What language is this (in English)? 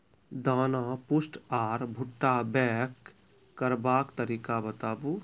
Maithili